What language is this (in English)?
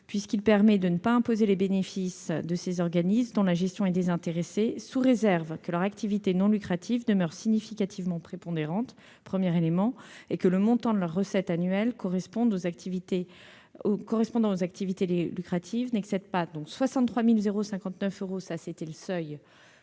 French